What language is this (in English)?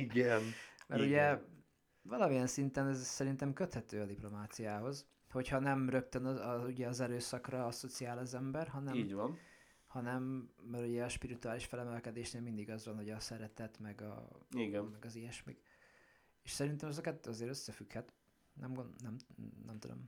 Hungarian